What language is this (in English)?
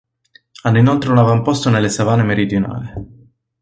Italian